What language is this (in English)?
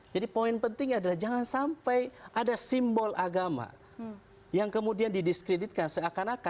Indonesian